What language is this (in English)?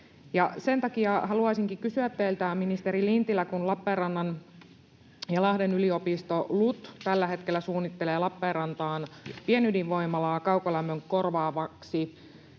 Finnish